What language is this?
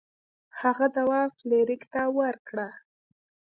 Pashto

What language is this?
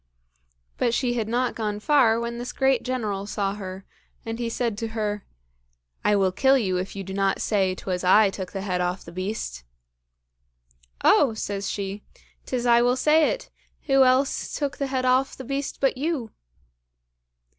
English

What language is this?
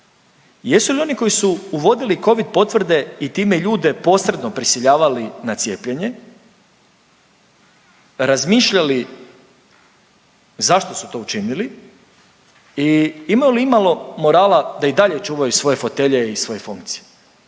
Croatian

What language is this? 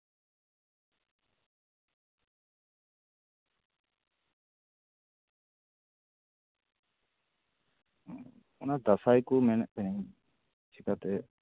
Santali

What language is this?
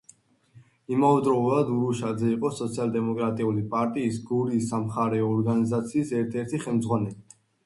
Georgian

